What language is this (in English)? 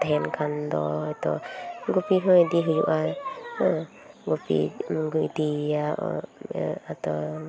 Santali